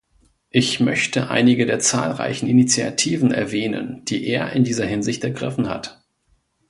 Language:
German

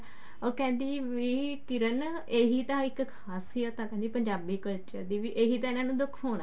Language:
Punjabi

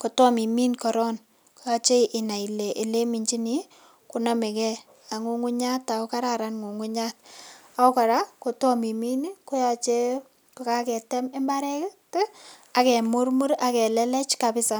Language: Kalenjin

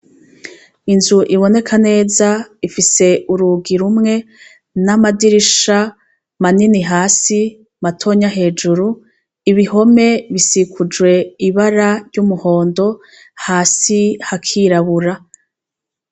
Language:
Rundi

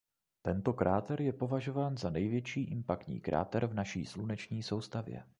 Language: Czech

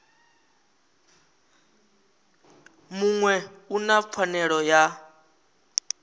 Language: Venda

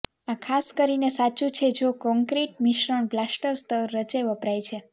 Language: Gujarati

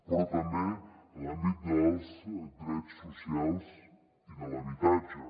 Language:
Catalan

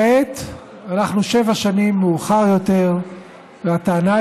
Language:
Hebrew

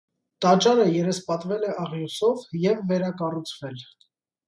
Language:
Armenian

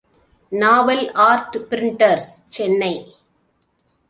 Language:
Tamil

